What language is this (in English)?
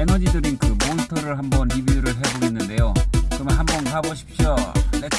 Korean